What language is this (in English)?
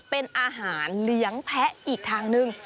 Thai